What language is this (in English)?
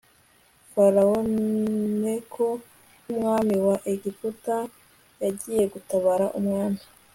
Kinyarwanda